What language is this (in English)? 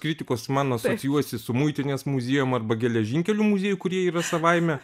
Lithuanian